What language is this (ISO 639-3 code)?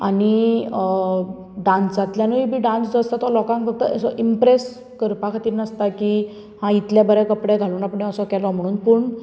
kok